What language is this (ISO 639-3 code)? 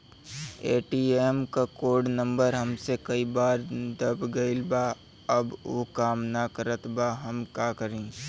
bho